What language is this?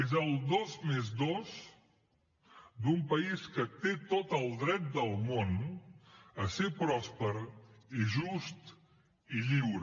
Catalan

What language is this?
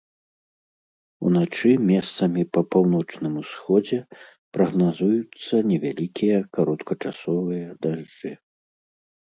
Belarusian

